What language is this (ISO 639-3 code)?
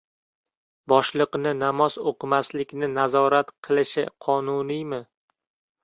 uzb